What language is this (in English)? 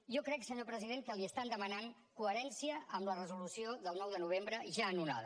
Catalan